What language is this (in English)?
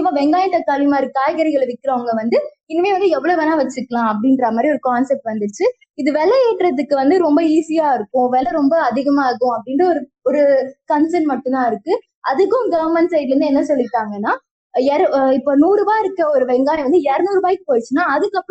Tamil